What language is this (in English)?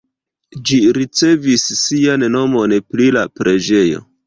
Esperanto